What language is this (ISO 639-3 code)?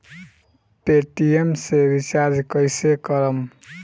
bho